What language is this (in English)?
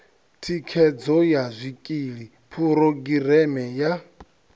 Venda